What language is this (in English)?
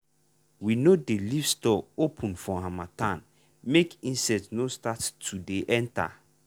Nigerian Pidgin